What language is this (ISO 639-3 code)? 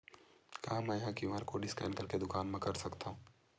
hne